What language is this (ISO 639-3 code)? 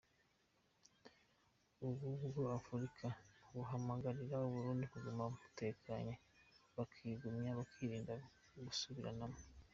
kin